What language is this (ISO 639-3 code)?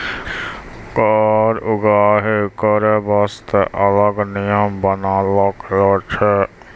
mai